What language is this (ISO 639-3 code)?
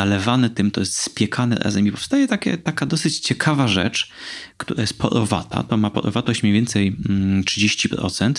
pol